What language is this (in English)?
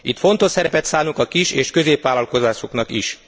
Hungarian